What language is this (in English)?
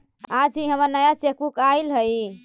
Magahi